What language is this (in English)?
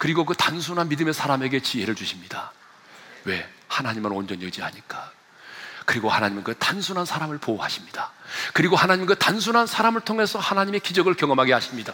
Korean